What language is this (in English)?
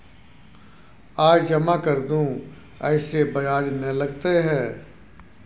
Maithili